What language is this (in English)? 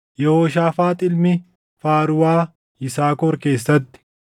Oromo